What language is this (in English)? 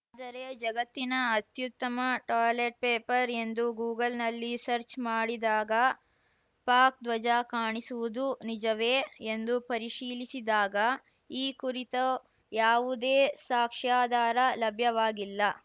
Kannada